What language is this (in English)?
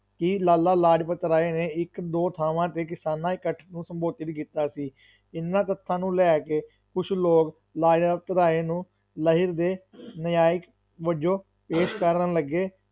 Punjabi